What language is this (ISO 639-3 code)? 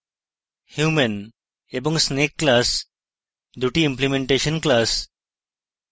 ben